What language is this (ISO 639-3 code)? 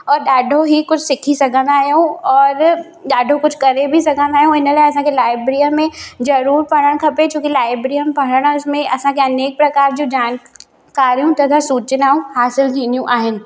snd